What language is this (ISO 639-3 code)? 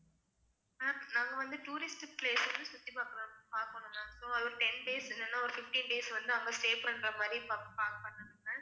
tam